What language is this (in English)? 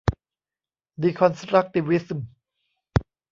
Thai